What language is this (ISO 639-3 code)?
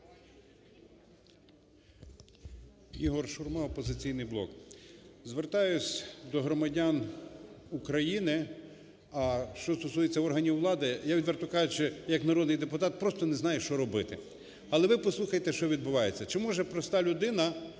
ukr